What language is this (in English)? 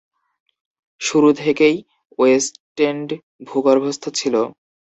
Bangla